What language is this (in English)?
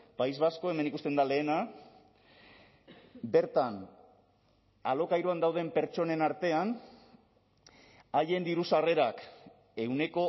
Basque